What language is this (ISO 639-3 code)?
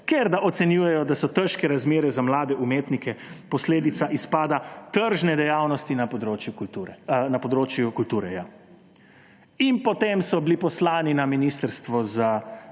slv